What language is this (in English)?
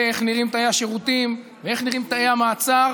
Hebrew